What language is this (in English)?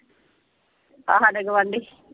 Punjabi